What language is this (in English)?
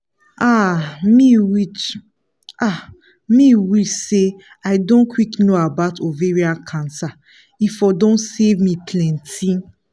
Nigerian Pidgin